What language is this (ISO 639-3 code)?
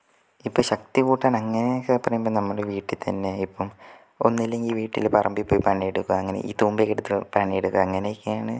mal